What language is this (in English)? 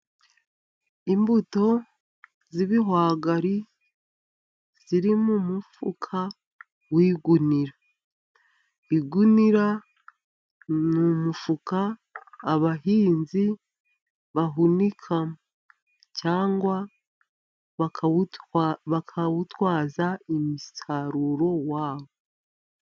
Kinyarwanda